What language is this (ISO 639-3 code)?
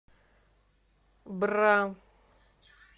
rus